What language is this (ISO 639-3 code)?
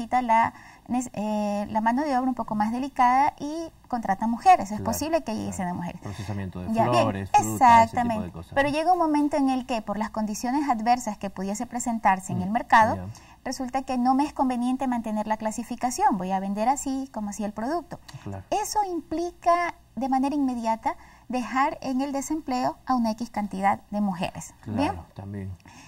spa